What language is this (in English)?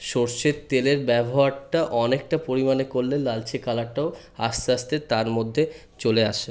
Bangla